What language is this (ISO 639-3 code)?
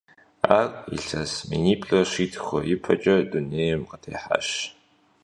kbd